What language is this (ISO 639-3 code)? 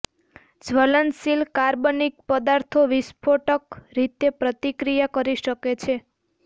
guj